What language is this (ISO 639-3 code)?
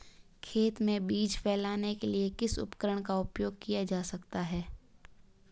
hin